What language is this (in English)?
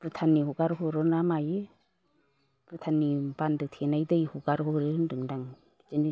Bodo